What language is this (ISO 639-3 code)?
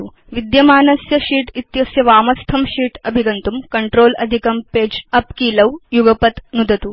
san